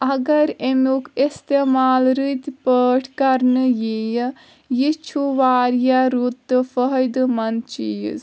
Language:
Kashmiri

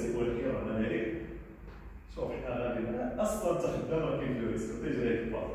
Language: Arabic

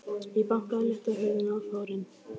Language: Icelandic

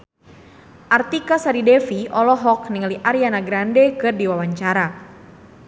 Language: Sundanese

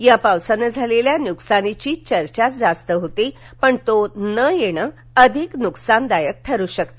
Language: Marathi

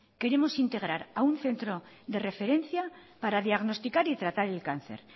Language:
Spanish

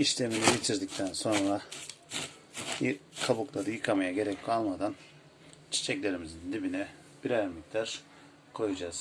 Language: Turkish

